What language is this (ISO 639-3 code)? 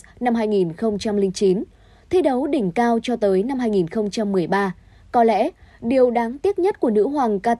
vie